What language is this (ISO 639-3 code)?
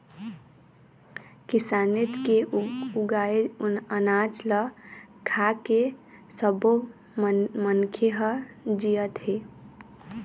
hne